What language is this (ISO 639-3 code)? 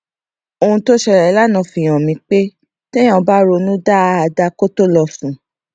yor